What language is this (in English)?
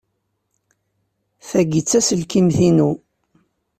Kabyle